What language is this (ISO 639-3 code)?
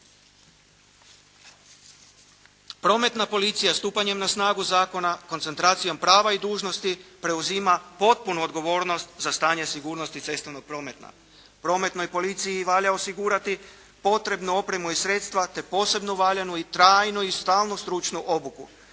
hrv